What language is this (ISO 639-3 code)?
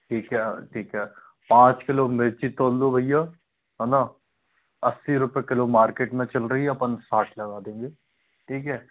hin